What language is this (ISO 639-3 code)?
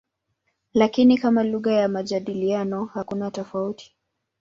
swa